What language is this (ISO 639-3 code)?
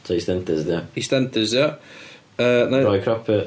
cym